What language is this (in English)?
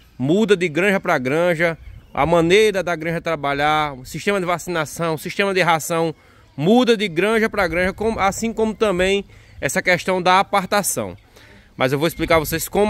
Portuguese